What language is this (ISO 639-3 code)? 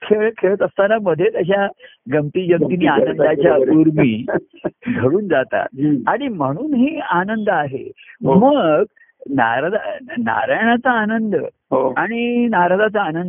mar